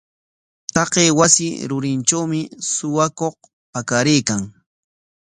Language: Corongo Ancash Quechua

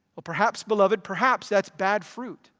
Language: English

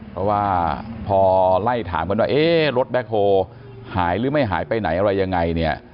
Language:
Thai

